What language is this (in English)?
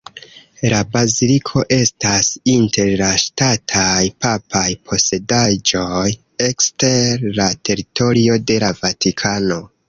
Esperanto